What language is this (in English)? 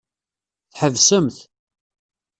Kabyle